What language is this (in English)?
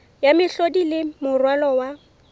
Southern Sotho